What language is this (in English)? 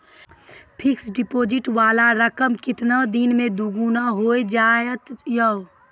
Maithili